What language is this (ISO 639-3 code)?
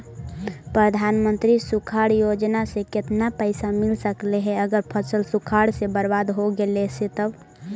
mag